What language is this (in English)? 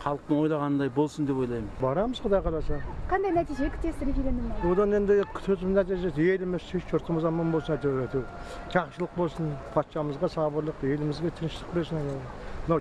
Turkish